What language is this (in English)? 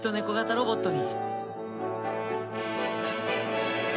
Japanese